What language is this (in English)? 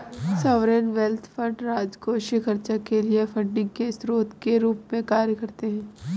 Hindi